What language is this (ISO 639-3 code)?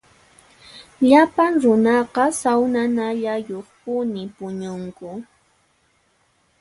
qxp